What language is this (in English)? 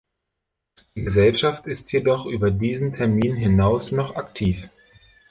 German